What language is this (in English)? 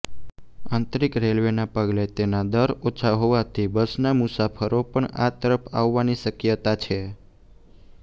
Gujarati